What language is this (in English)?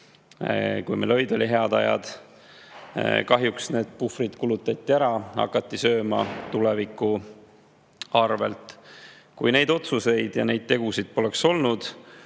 Estonian